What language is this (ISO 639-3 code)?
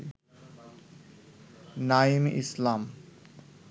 ben